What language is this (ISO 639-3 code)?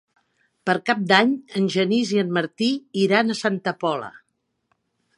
cat